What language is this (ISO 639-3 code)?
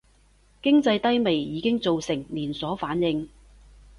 yue